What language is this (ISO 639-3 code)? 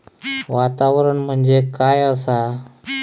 mar